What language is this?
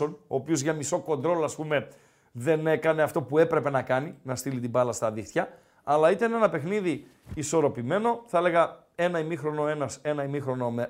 Greek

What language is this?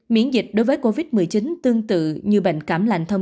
Vietnamese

